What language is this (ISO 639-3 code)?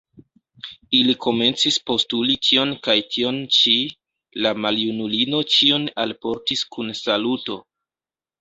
epo